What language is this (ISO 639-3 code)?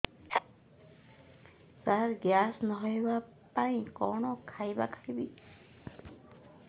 ori